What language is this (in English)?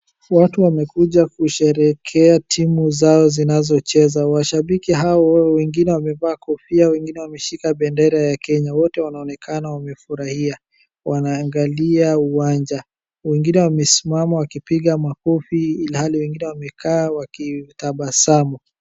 Swahili